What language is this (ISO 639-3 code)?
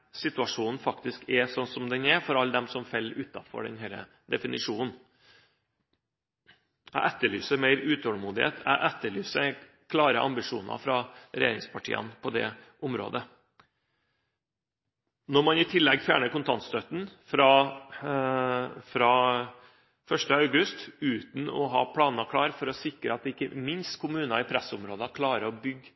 nob